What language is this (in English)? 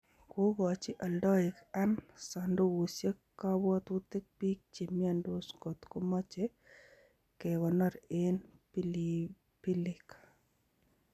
Kalenjin